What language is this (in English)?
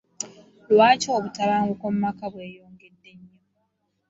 Ganda